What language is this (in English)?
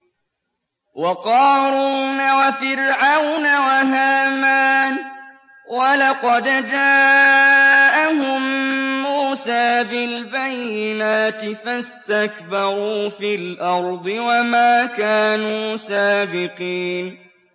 Arabic